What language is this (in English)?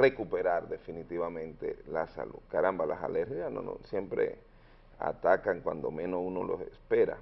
Spanish